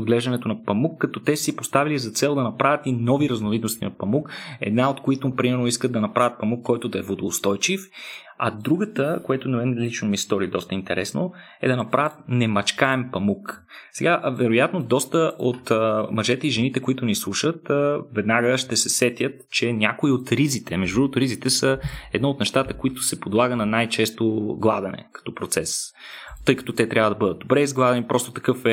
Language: Bulgarian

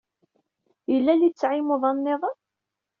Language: Kabyle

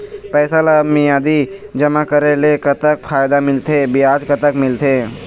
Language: Chhattisgarhi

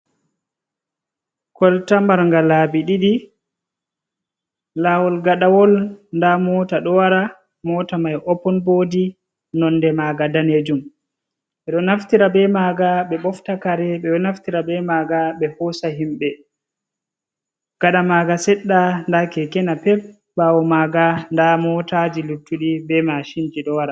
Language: Fula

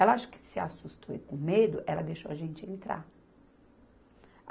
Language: Portuguese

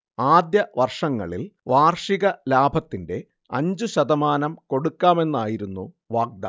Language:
Malayalam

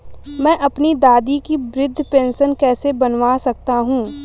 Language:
Hindi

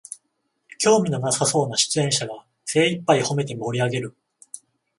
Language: Japanese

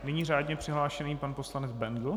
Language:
Czech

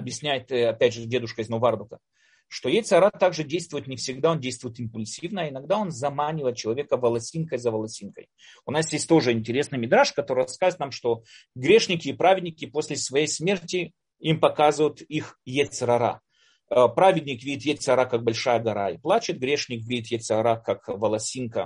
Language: Russian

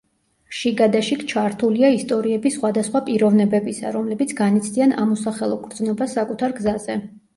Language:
Georgian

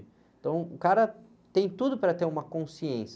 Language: Portuguese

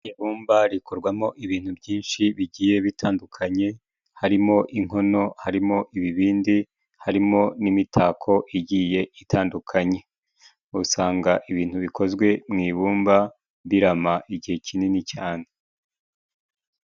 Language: Kinyarwanda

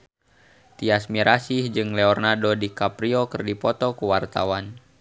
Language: Sundanese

